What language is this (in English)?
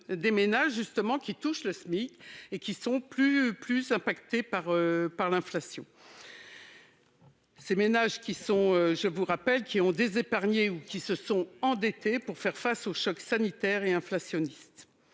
French